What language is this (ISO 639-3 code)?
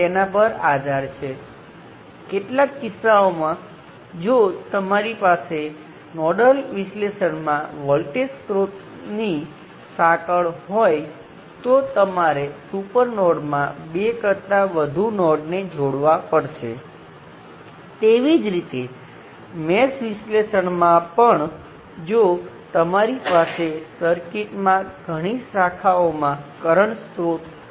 guj